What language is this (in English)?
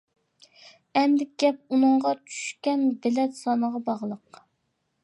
Uyghur